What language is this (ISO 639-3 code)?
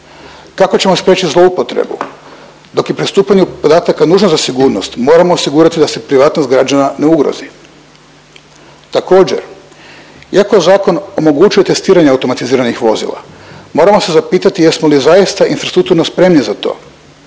hrv